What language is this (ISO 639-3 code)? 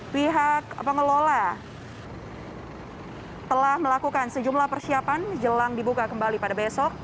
ind